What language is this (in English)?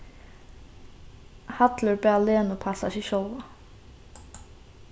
Faroese